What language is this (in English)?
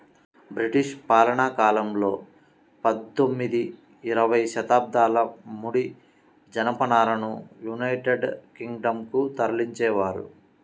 Telugu